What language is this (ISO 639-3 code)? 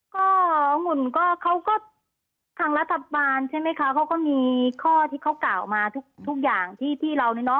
tha